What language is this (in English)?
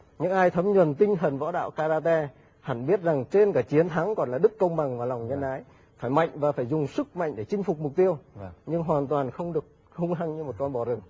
Vietnamese